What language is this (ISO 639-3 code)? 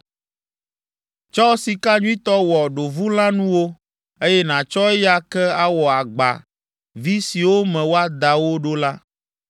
ewe